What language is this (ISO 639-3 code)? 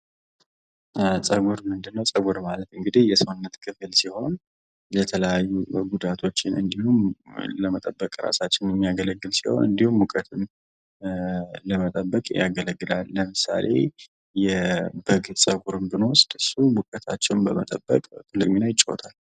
amh